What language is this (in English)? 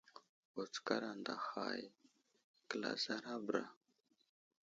Wuzlam